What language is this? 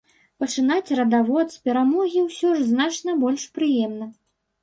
Belarusian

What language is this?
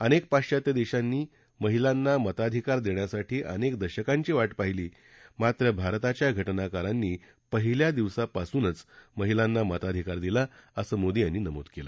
Marathi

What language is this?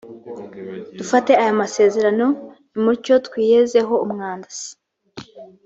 Kinyarwanda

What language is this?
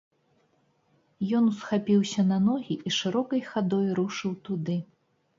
Belarusian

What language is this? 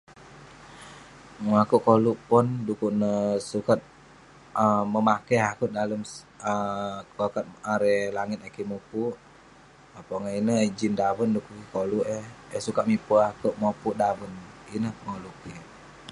Western Penan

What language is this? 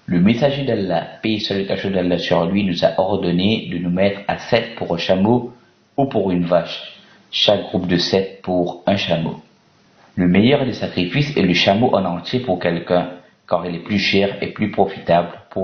French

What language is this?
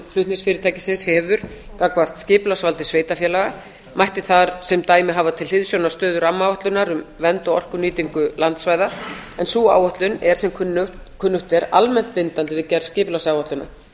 Icelandic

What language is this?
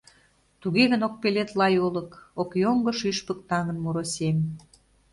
Mari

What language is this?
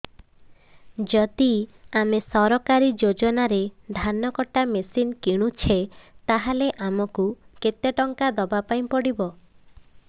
Odia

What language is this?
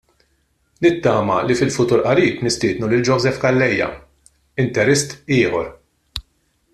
Maltese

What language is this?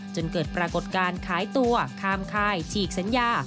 Thai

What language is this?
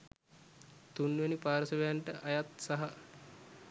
Sinhala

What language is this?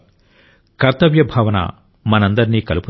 Telugu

